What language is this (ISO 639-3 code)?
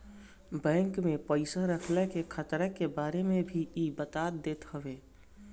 bho